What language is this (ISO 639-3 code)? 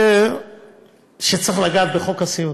heb